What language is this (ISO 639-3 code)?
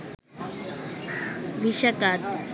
ben